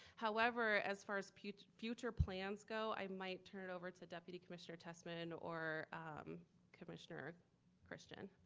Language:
English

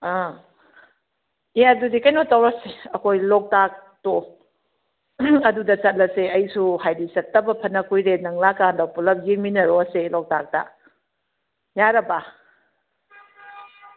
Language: Manipuri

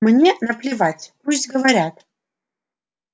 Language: Russian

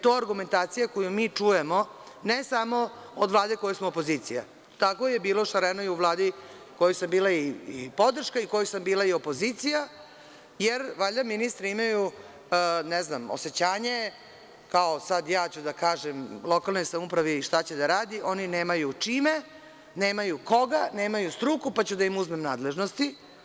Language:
Serbian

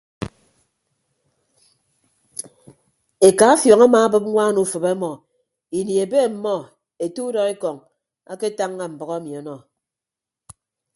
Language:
Ibibio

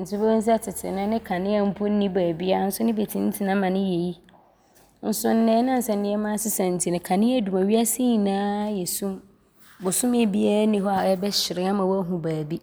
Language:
Abron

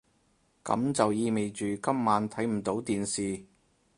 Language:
Cantonese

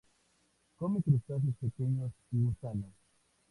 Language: Spanish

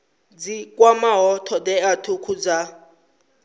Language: Venda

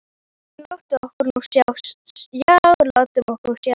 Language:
Icelandic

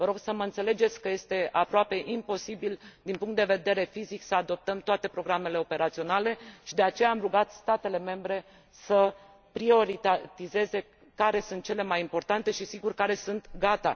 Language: Romanian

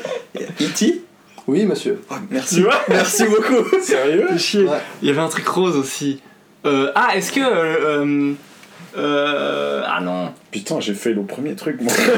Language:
French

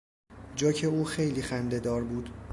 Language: Persian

